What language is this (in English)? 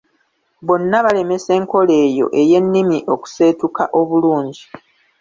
Ganda